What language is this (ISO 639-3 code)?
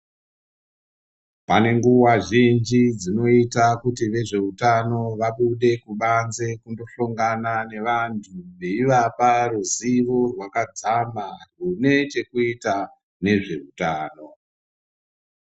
ndc